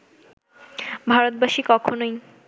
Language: Bangla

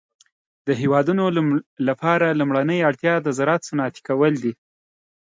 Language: Pashto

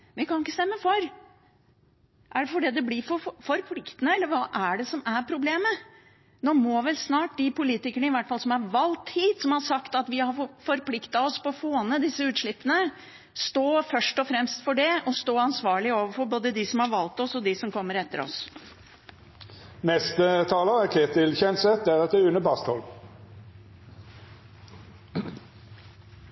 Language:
Norwegian Bokmål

